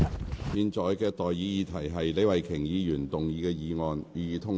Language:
Cantonese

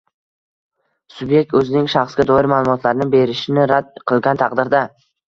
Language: Uzbek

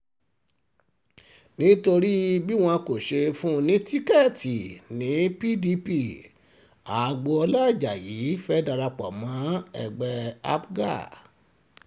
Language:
Yoruba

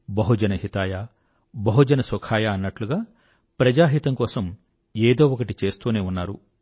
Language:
Telugu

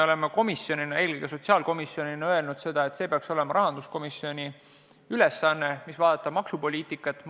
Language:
Estonian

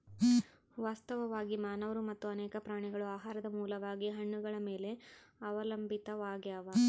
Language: Kannada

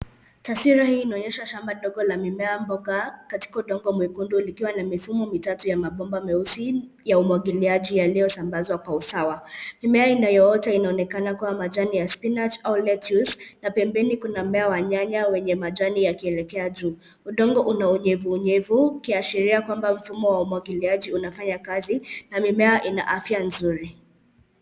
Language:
Swahili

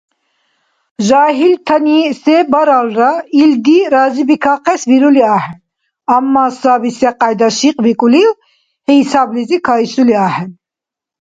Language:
Dargwa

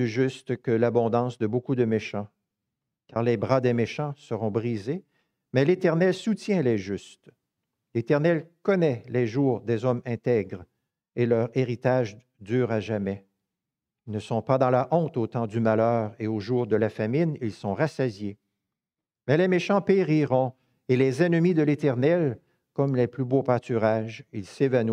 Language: French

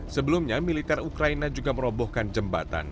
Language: Indonesian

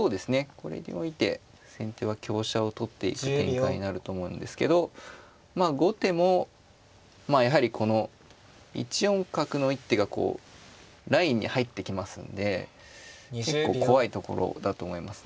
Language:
Japanese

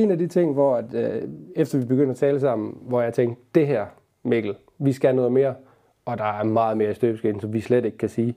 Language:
Danish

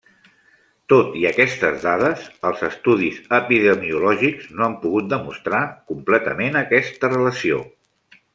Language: Catalan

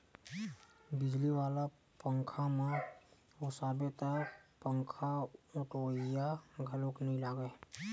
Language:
Chhattisgarhi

